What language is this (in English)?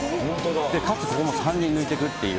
Japanese